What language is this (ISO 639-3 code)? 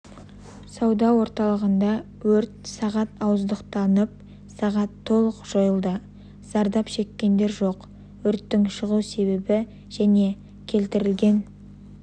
kaz